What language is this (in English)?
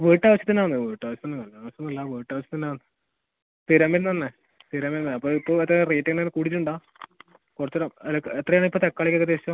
Malayalam